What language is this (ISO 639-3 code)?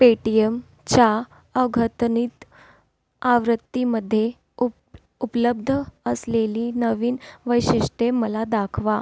mar